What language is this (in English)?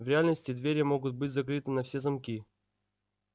Russian